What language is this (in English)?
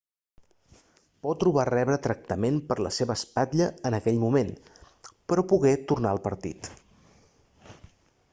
Catalan